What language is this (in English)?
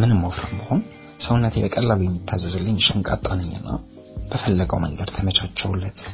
Amharic